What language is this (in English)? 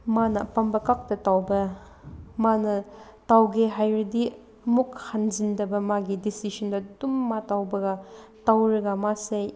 Manipuri